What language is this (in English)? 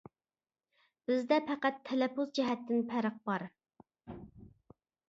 Uyghur